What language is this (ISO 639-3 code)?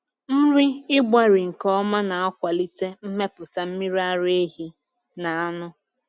ibo